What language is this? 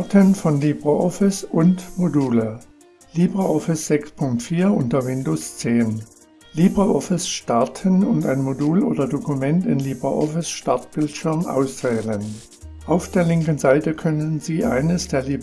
German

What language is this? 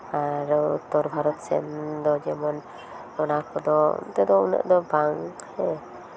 Santali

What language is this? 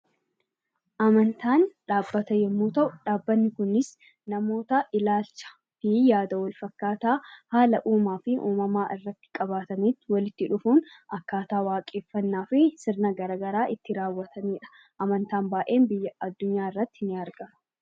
Oromo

